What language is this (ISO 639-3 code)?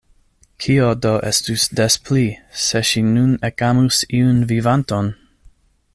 epo